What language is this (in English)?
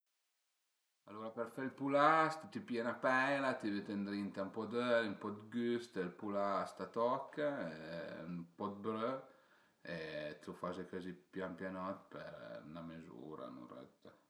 Piedmontese